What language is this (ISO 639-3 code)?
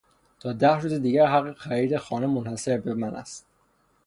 fas